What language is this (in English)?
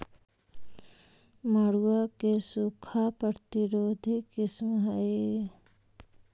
Magahi